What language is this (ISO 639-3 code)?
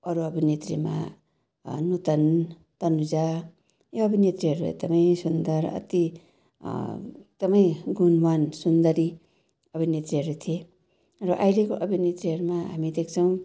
nep